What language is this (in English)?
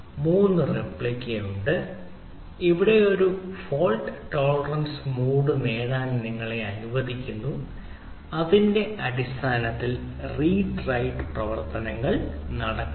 Malayalam